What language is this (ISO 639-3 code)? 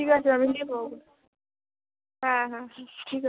ben